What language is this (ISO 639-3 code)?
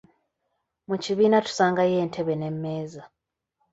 lug